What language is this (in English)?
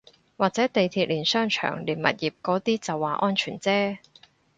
Cantonese